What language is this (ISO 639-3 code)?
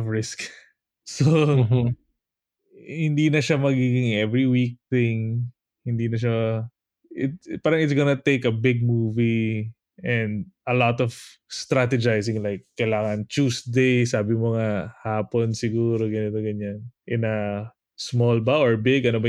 fil